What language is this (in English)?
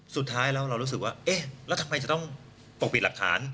Thai